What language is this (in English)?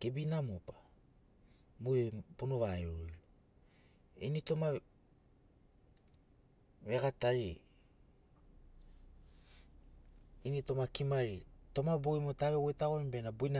Sinaugoro